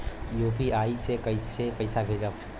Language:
Bhojpuri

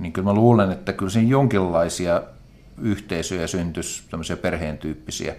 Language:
Finnish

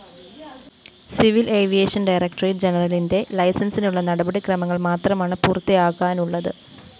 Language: Malayalam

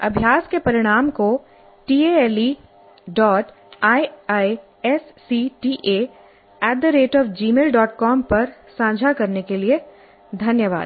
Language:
Hindi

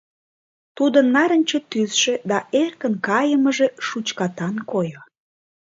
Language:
Mari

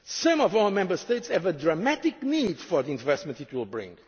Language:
English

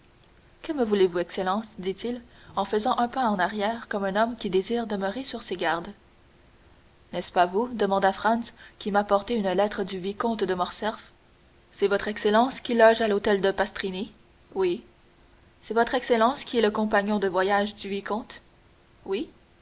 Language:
French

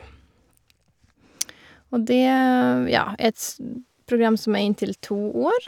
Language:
Norwegian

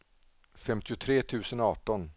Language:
Swedish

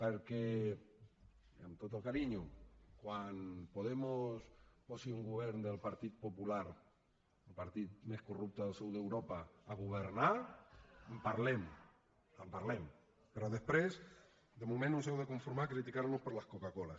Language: Catalan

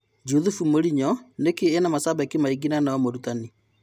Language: Kikuyu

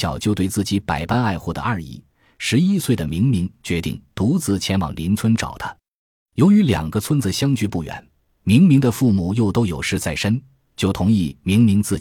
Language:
Chinese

